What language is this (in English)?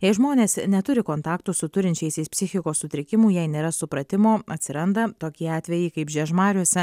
Lithuanian